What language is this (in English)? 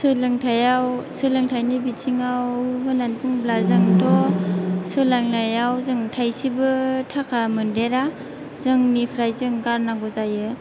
Bodo